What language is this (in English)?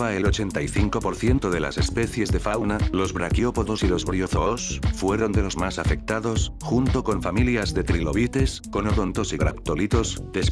Spanish